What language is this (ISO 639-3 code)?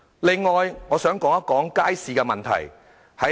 yue